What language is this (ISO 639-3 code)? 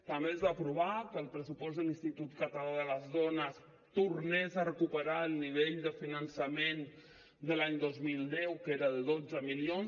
cat